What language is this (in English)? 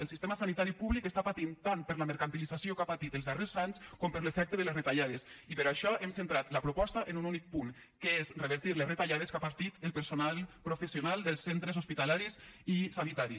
Catalan